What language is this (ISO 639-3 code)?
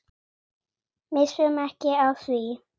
isl